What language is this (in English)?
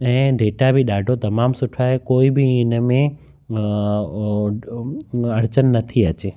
Sindhi